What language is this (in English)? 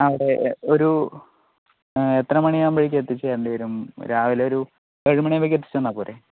Malayalam